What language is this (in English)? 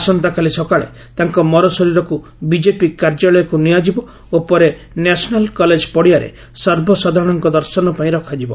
Odia